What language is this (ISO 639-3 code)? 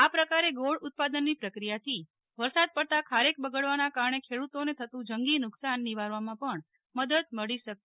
guj